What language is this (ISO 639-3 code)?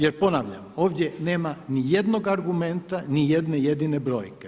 hrv